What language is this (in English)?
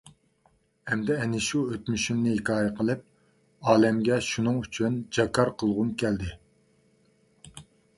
Uyghur